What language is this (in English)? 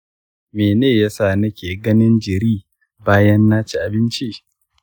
Hausa